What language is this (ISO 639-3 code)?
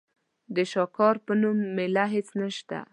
pus